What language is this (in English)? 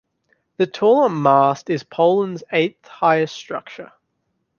English